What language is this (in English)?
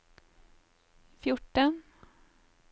Norwegian